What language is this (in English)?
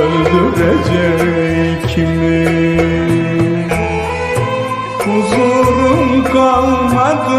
Turkish